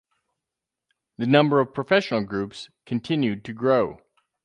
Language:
English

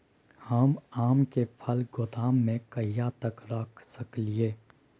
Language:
Maithili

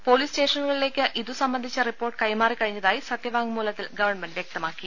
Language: Malayalam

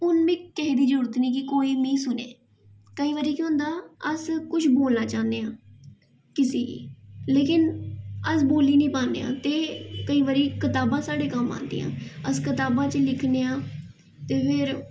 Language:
Dogri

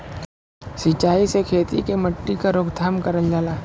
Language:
Bhojpuri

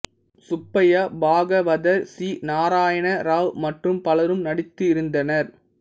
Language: Tamil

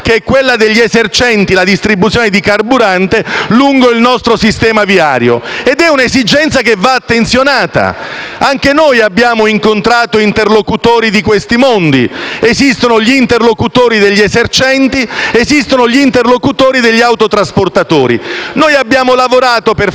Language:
Italian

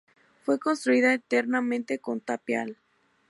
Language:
Spanish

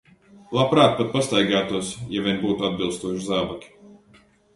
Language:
Latvian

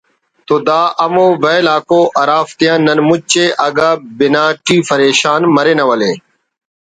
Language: Brahui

